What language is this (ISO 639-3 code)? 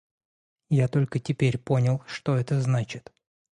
rus